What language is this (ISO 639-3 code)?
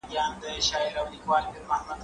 pus